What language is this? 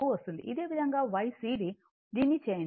Telugu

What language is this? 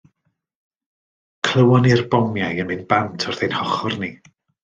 Welsh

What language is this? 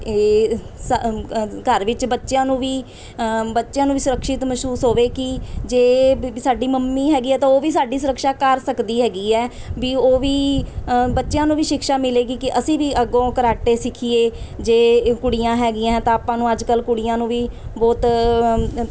Punjabi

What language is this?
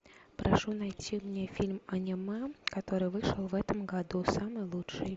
Russian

